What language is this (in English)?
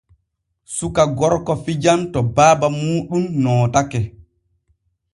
Borgu Fulfulde